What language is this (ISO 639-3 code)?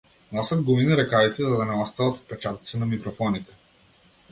mkd